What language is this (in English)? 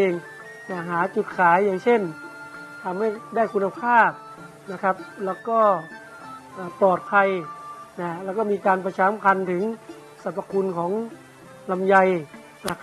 Thai